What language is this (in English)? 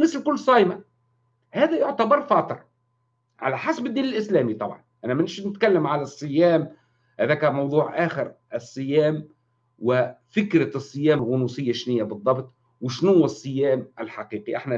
Arabic